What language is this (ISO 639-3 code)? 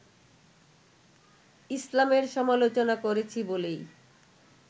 ben